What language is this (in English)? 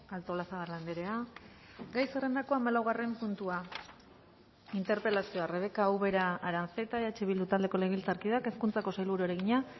Basque